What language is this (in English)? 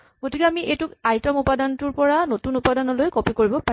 Assamese